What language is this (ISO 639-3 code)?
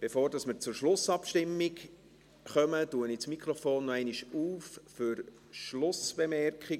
gsw